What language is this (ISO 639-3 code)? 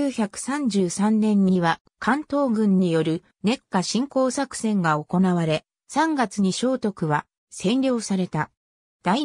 jpn